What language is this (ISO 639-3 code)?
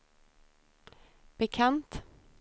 swe